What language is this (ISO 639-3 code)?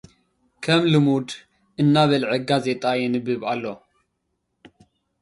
tir